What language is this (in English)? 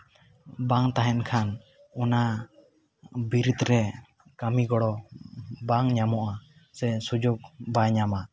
Santali